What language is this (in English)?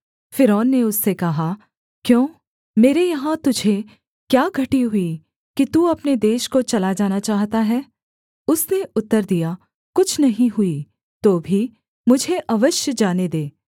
Hindi